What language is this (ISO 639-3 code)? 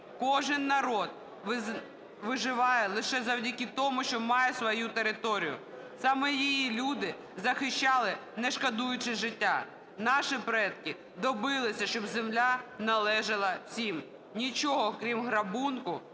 ukr